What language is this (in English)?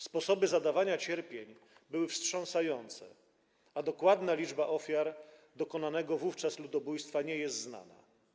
Polish